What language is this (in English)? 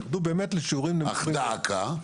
Hebrew